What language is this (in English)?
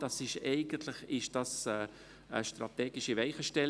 Swiss German